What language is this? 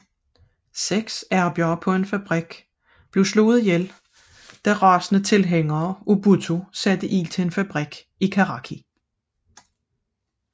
Danish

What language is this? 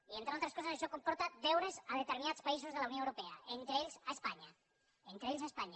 Catalan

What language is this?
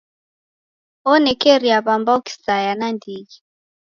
Taita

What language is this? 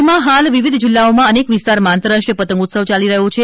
Gujarati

